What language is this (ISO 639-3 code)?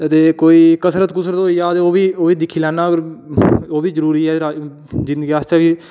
doi